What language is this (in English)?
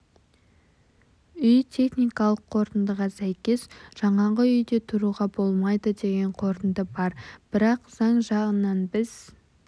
Kazakh